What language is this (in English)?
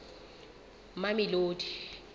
Southern Sotho